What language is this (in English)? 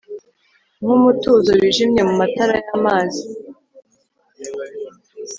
Kinyarwanda